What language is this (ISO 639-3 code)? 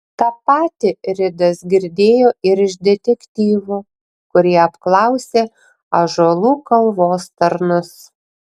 lit